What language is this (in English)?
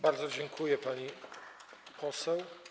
Polish